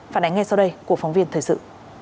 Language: Vietnamese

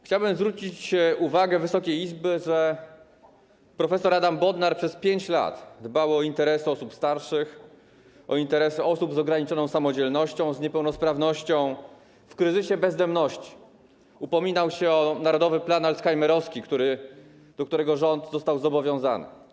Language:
Polish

